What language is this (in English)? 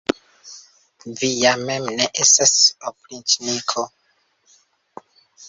Esperanto